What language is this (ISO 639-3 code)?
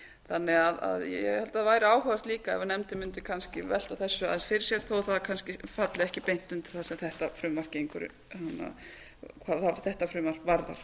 isl